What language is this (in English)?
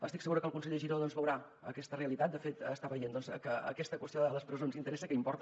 Catalan